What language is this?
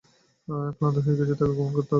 Bangla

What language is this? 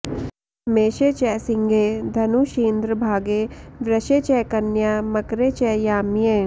Sanskrit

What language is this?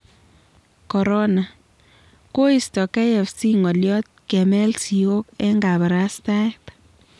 Kalenjin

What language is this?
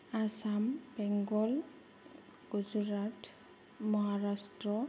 Bodo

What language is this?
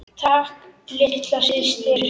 Icelandic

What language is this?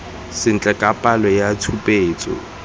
Tswana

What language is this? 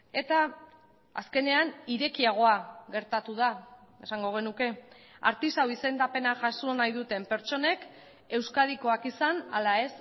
Basque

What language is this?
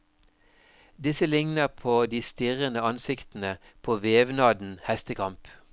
Norwegian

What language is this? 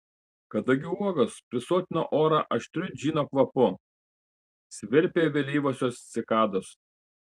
Lithuanian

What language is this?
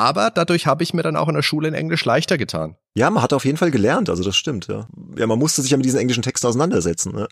German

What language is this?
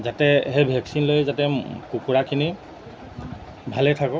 Assamese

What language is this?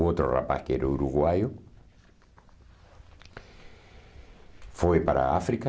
Portuguese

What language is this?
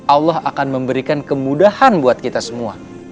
Indonesian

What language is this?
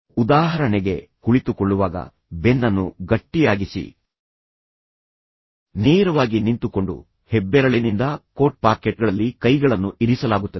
Kannada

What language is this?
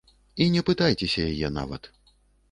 Belarusian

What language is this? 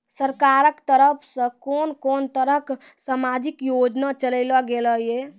Maithili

